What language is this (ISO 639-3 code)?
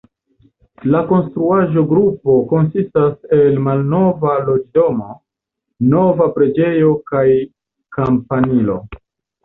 epo